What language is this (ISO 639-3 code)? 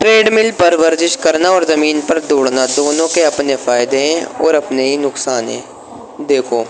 urd